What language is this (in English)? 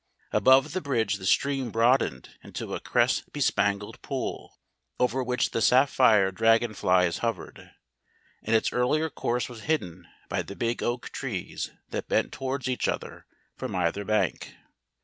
English